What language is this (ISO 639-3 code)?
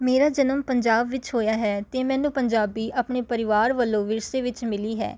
pan